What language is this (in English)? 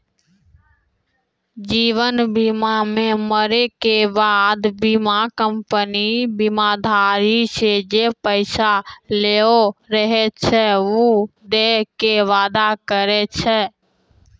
Maithili